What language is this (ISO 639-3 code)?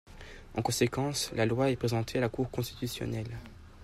fra